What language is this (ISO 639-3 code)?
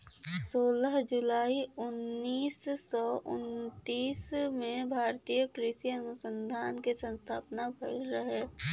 bho